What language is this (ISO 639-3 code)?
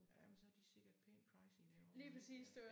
dan